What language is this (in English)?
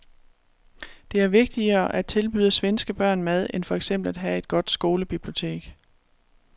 Danish